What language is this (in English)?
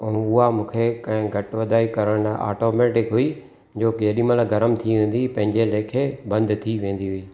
Sindhi